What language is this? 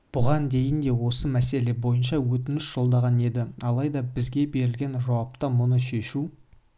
Kazakh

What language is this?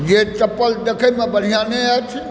Maithili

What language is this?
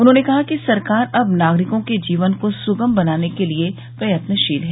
Hindi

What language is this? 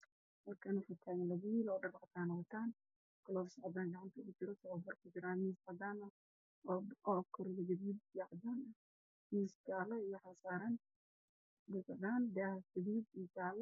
Somali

